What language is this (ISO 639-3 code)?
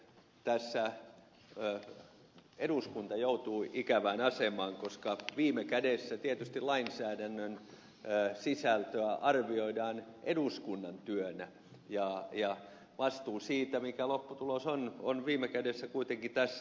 fin